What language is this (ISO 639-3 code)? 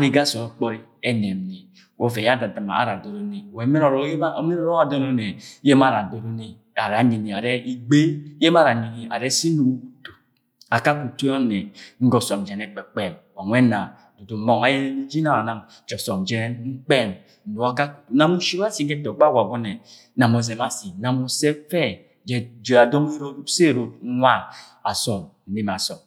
yay